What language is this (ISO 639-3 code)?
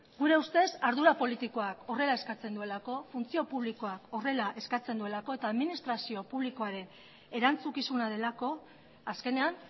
eus